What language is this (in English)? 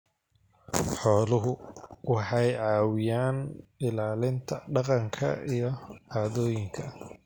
Somali